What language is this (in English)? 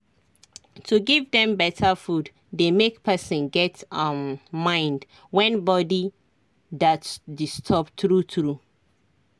Nigerian Pidgin